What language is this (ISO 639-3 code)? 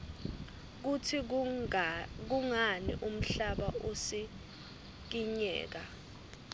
ssw